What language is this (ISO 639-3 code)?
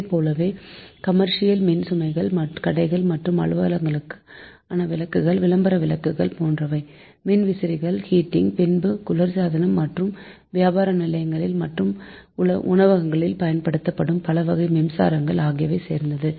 tam